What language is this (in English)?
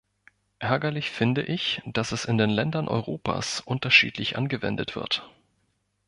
German